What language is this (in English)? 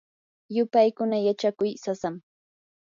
Yanahuanca Pasco Quechua